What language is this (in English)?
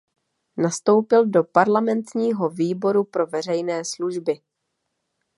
Czech